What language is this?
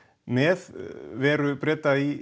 Icelandic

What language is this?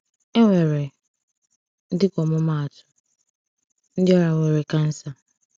Igbo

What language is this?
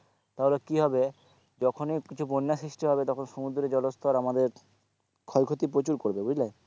Bangla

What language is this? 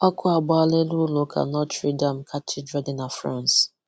Igbo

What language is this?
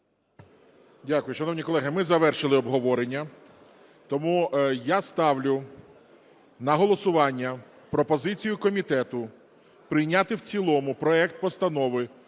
Ukrainian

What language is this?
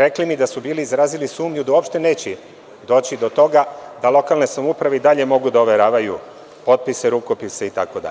Serbian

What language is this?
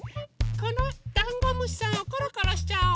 Japanese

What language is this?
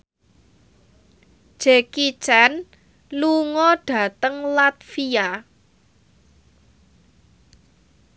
Javanese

